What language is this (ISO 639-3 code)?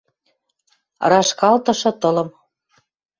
mrj